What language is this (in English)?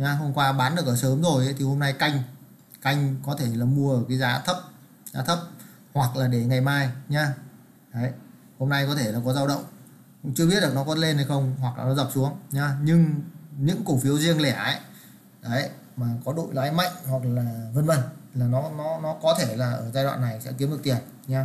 Vietnamese